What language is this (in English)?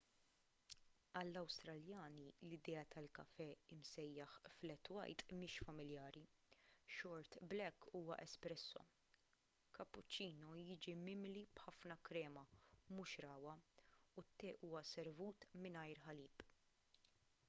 Maltese